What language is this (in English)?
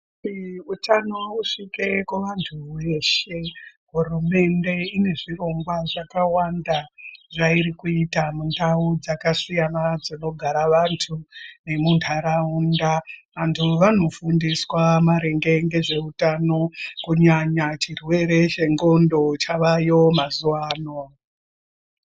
Ndau